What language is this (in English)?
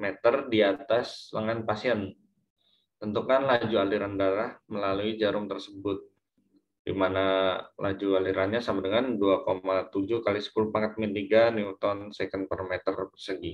Indonesian